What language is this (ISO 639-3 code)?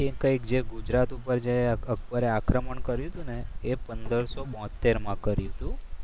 guj